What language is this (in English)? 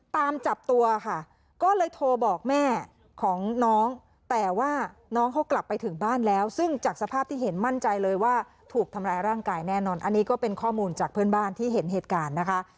Thai